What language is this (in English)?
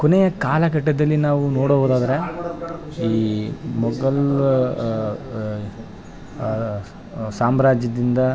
Kannada